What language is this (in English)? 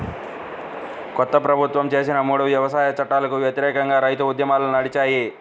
Telugu